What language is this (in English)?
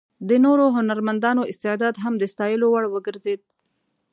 Pashto